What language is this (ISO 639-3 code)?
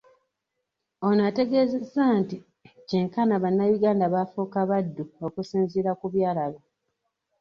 lug